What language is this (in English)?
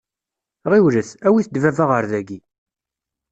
Kabyle